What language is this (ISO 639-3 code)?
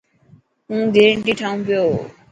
mki